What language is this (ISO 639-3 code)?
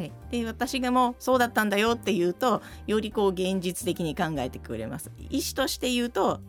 jpn